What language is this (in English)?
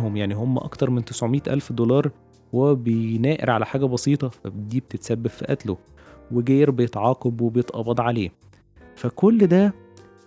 Arabic